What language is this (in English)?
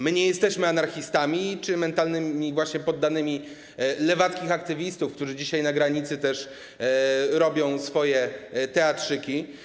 Polish